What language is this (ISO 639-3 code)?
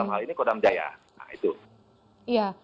ind